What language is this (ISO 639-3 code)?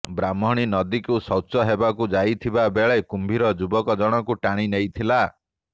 ori